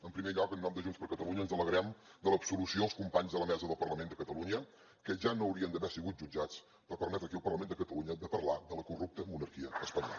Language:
Catalan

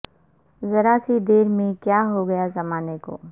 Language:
Urdu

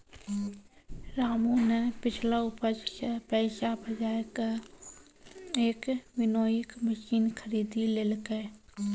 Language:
Maithili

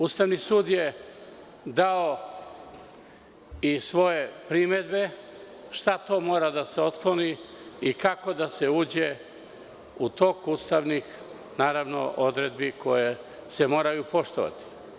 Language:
Serbian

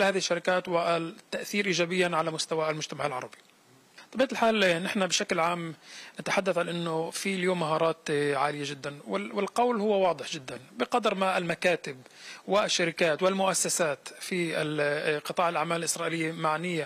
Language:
Arabic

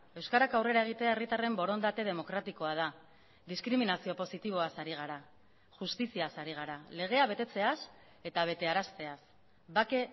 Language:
Basque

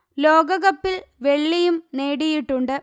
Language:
Malayalam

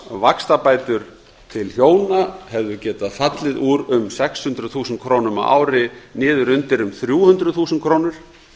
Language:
Icelandic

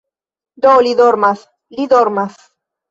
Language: Esperanto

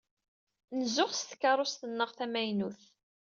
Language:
Kabyle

